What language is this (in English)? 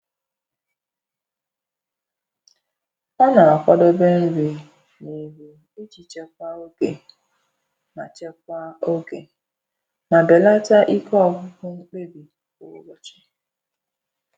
Igbo